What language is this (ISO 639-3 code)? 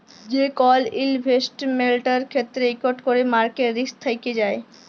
ben